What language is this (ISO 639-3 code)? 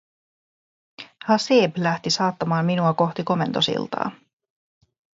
fin